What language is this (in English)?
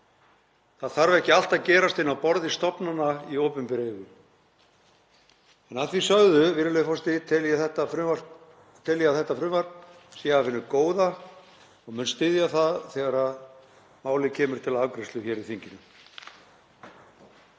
Icelandic